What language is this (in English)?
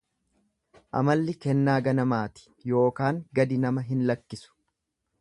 Oromo